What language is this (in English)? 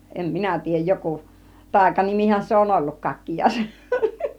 Finnish